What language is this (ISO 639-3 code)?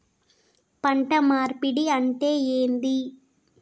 tel